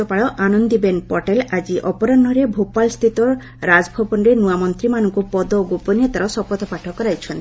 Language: Odia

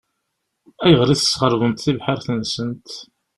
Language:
Kabyle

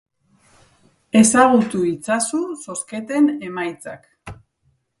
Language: Basque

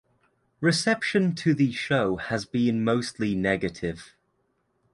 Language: English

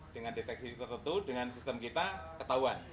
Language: Indonesian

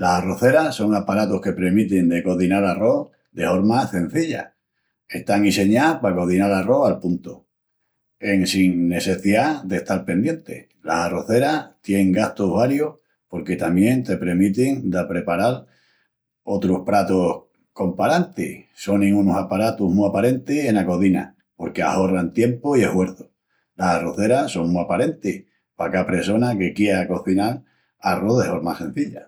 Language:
Extremaduran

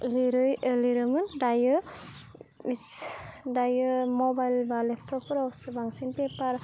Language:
Bodo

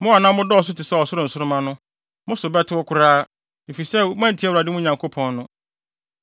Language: Akan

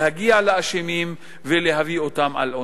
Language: Hebrew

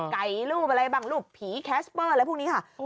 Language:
Thai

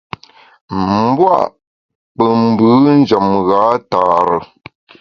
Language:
Bamun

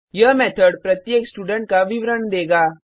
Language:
Hindi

